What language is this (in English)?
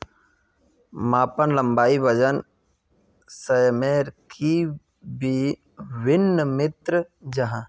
Magahi